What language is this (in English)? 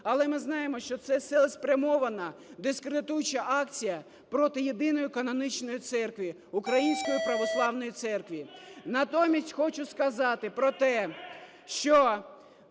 Ukrainian